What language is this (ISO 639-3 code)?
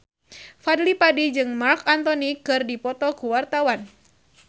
sun